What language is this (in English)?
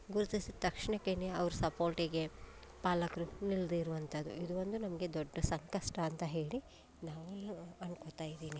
Kannada